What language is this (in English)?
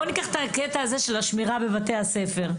Hebrew